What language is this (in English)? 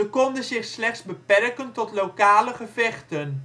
Dutch